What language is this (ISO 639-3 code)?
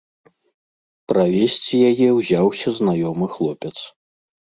bel